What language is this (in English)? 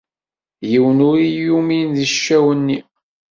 Kabyle